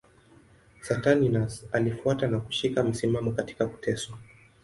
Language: Swahili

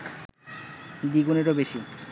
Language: Bangla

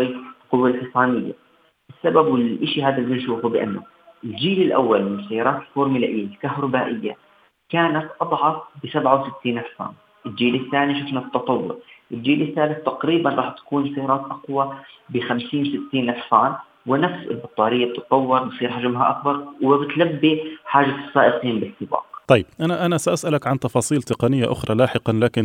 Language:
Arabic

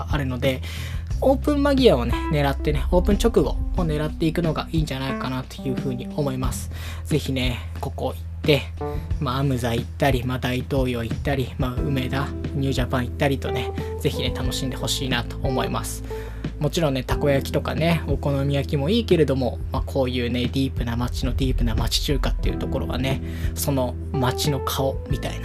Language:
Japanese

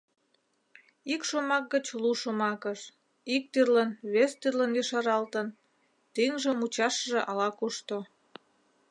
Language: Mari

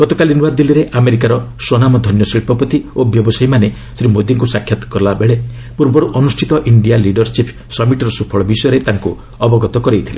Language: Odia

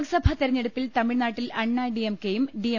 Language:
Malayalam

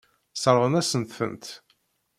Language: Kabyle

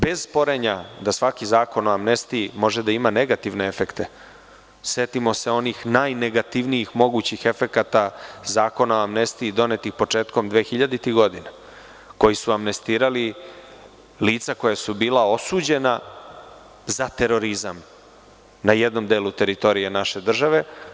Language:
Serbian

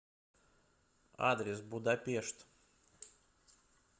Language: Russian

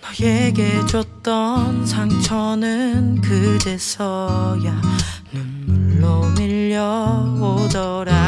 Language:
Korean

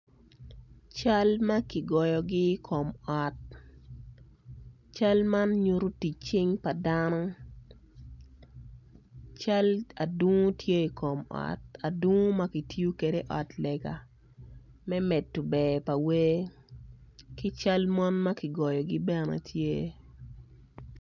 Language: Acoli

